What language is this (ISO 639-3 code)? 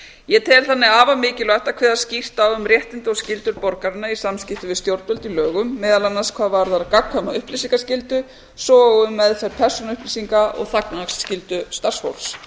isl